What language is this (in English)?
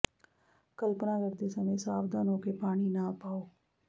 Punjabi